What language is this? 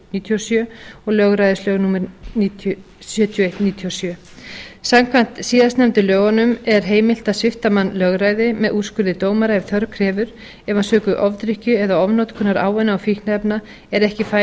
Icelandic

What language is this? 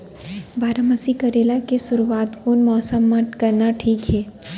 Chhattisgarhi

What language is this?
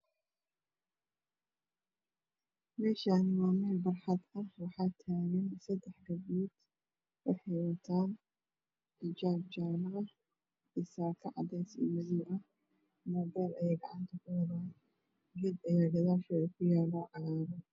Somali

